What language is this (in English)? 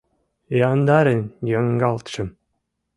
Mari